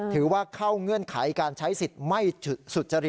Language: Thai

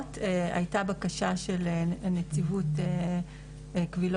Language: Hebrew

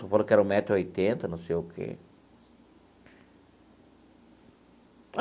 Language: Portuguese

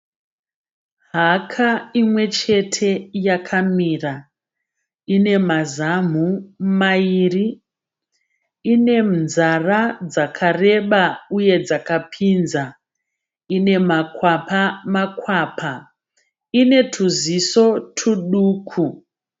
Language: Shona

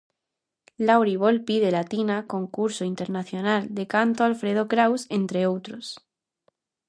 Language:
Galician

